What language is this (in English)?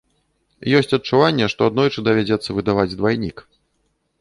Belarusian